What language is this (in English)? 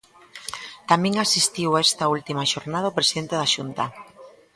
Galician